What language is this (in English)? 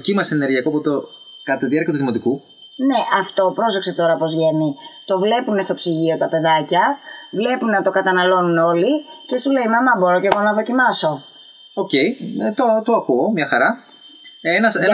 Greek